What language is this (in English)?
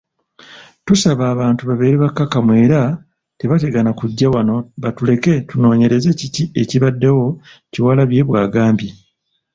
Ganda